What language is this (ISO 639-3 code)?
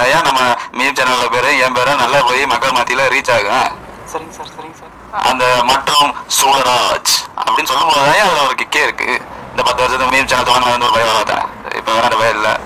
ita